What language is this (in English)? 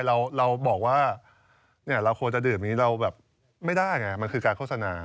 Thai